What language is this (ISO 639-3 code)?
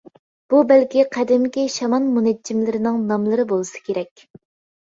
uig